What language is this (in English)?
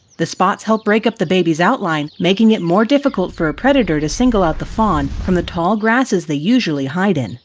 English